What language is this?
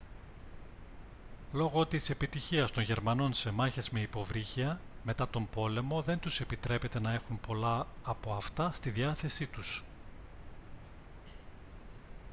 Greek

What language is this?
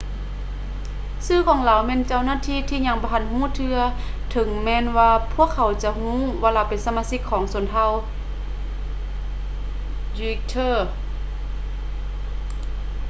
Lao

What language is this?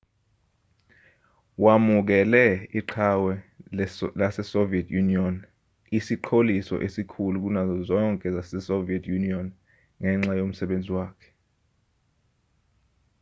Zulu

